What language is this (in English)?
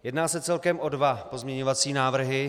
Czech